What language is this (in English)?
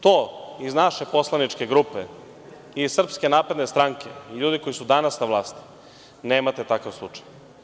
Serbian